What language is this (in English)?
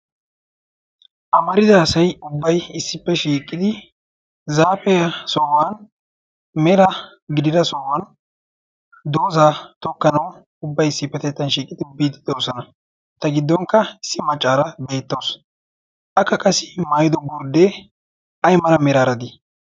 Wolaytta